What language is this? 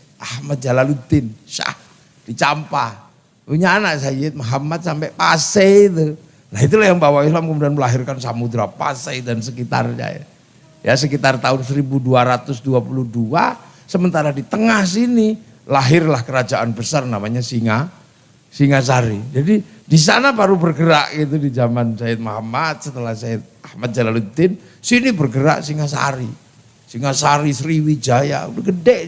Indonesian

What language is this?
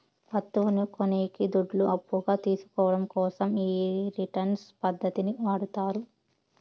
Telugu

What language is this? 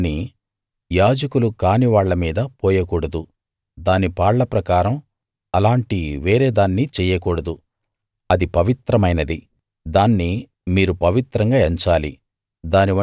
Telugu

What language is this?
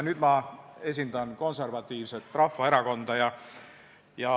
Estonian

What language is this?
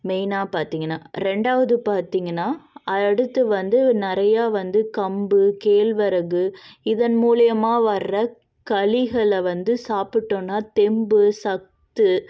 Tamil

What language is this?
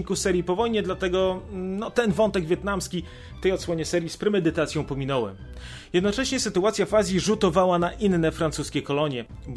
Polish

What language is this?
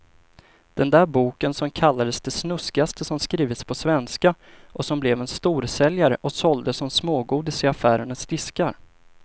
Swedish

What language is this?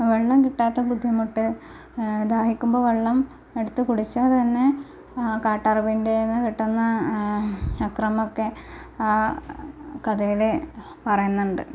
Malayalam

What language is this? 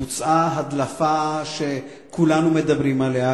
Hebrew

